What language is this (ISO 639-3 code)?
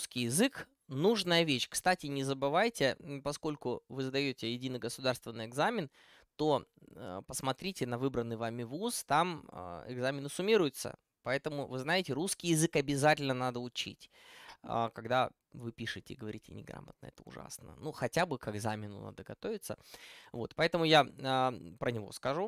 rus